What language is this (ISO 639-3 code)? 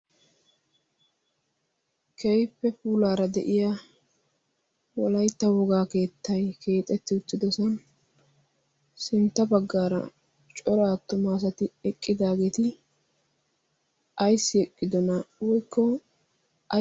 wal